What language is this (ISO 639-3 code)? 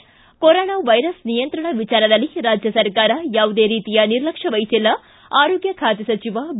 kan